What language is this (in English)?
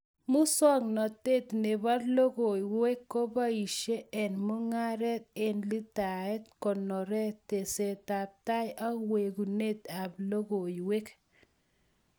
Kalenjin